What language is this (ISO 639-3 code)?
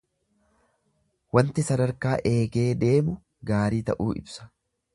orm